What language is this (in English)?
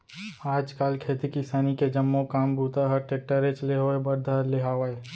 Chhattisgarhi